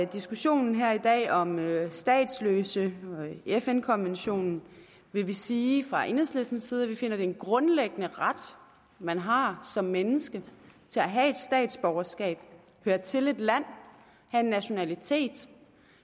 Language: Danish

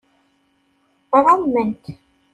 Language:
Kabyle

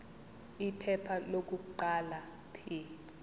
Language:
Zulu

